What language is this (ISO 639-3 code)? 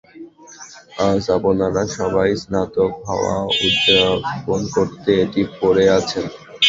ben